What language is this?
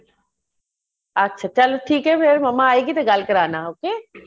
Punjabi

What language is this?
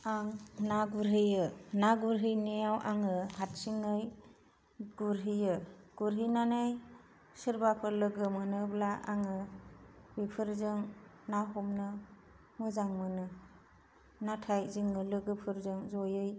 Bodo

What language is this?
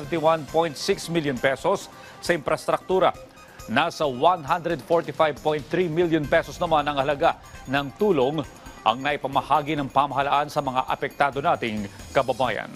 Filipino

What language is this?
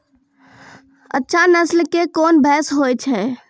Maithili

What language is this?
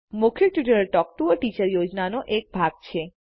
Gujarati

